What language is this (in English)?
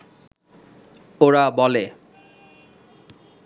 Bangla